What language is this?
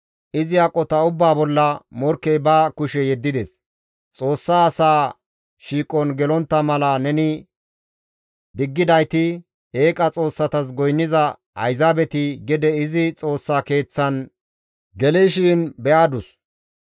Gamo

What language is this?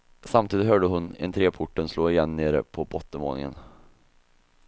Swedish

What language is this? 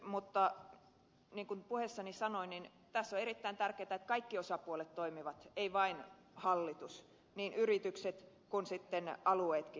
Finnish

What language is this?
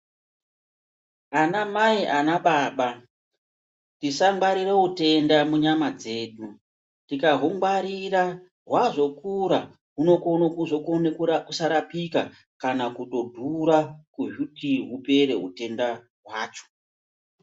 Ndau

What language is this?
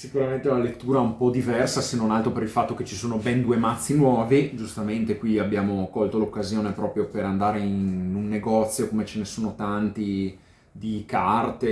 Italian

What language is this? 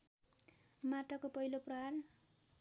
Nepali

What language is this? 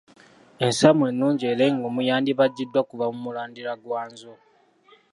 Ganda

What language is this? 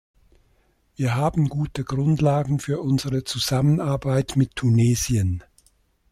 German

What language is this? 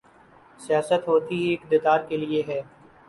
Urdu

